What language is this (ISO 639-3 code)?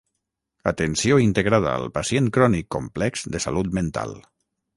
cat